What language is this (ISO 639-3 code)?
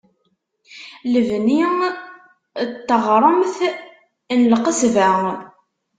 kab